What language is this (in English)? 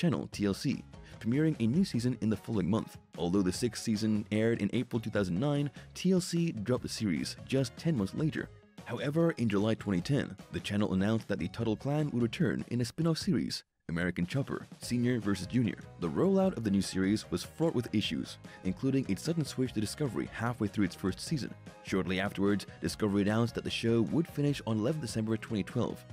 English